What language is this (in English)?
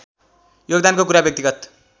Nepali